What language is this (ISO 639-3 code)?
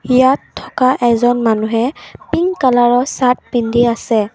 asm